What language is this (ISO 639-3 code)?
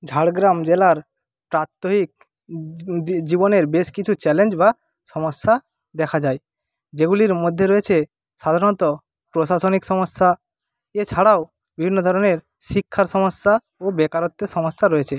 ben